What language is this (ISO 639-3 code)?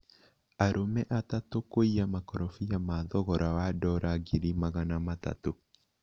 kik